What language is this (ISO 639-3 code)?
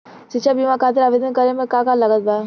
bho